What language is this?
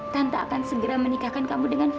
Indonesian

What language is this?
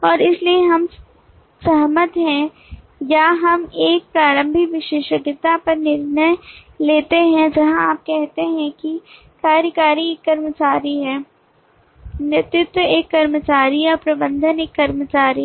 Hindi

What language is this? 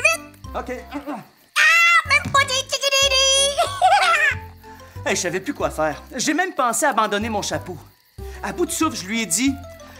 French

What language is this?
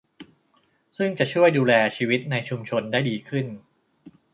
Thai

